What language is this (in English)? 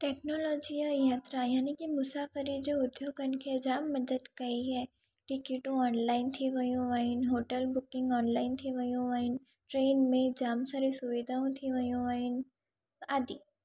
Sindhi